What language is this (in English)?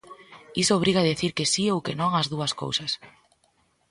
Galician